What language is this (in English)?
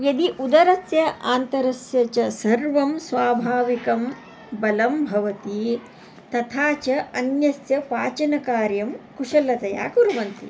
Sanskrit